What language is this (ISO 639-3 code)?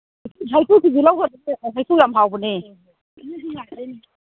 mni